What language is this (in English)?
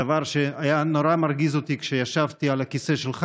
Hebrew